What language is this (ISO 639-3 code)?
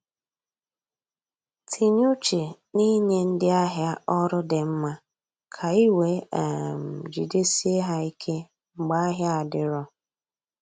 ibo